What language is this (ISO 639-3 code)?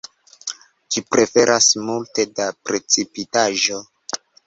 epo